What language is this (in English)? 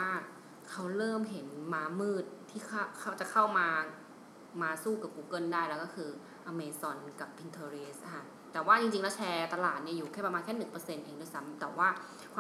Thai